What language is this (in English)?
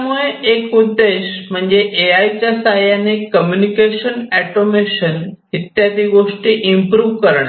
Marathi